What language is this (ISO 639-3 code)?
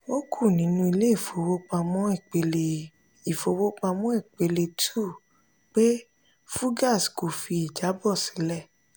yor